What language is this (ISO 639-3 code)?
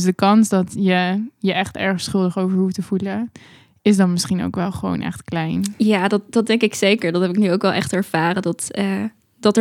nld